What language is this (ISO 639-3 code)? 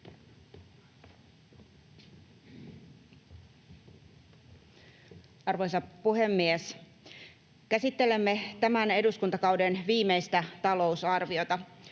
fin